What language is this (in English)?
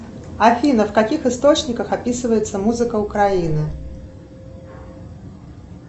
Russian